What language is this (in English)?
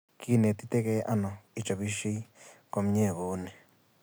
Kalenjin